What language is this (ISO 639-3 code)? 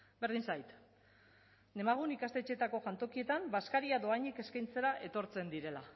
eus